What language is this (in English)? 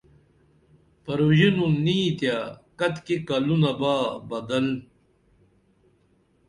Dameli